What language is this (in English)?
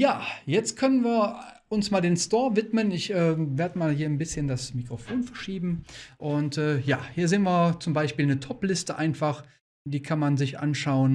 German